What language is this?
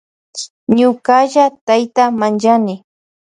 Loja Highland Quichua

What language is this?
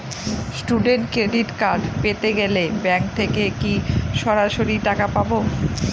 Bangla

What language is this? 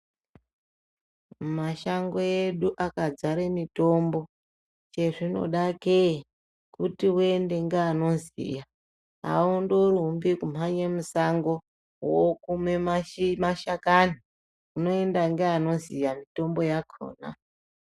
Ndau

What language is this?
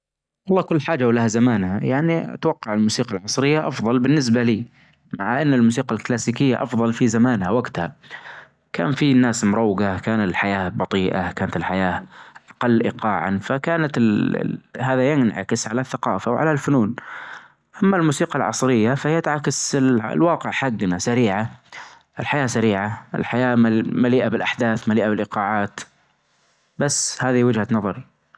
Najdi Arabic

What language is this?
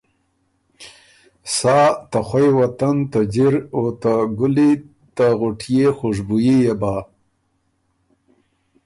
Ormuri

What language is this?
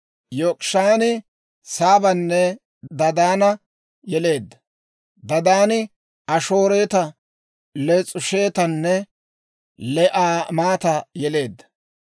Dawro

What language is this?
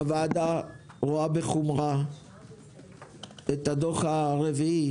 Hebrew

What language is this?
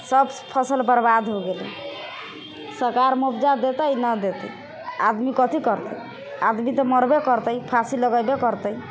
Maithili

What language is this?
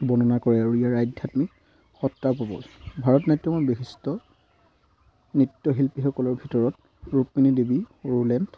Assamese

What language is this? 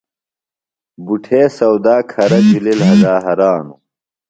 Phalura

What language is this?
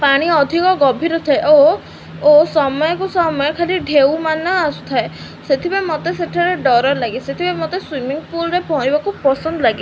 Odia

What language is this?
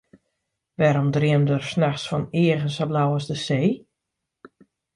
Western Frisian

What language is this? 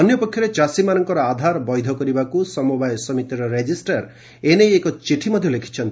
Odia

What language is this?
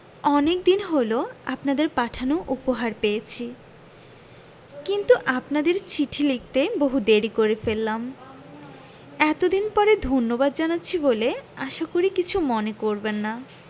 Bangla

